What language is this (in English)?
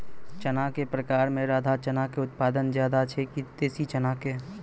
Maithili